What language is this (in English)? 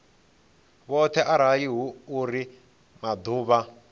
Venda